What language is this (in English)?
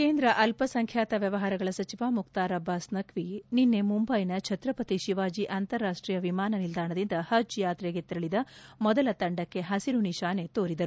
Kannada